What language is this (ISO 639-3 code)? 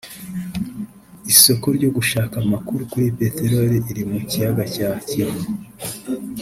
kin